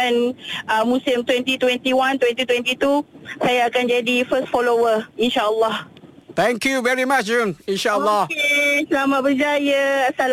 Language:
Malay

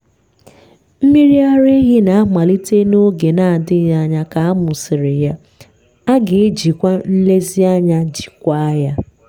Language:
Igbo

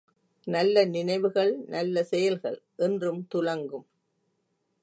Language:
Tamil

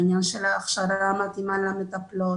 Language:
Hebrew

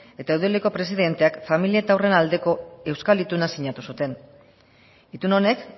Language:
Basque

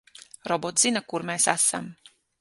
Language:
Latvian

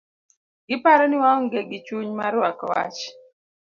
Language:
Luo (Kenya and Tanzania)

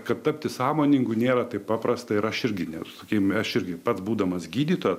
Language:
Lithuanian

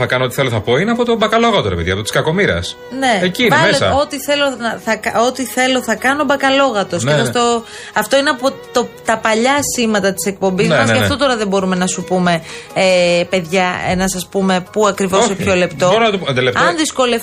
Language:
Greek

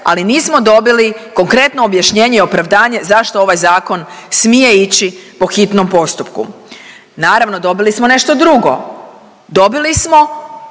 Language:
Croatian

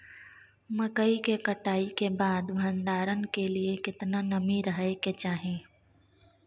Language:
Maithili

